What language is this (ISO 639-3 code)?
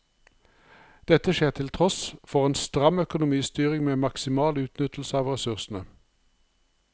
nor